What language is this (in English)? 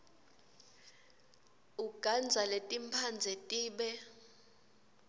Swati